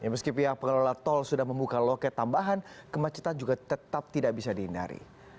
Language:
Indonesian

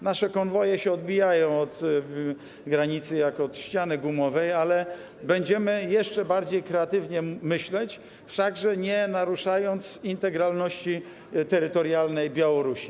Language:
Polish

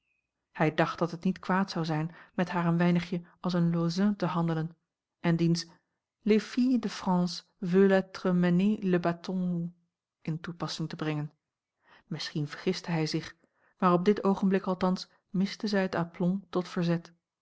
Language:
Dutch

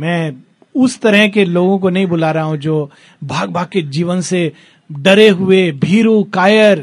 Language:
Hindi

